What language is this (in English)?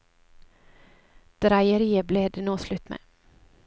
Norwegian